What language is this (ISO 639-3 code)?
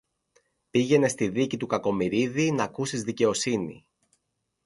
ell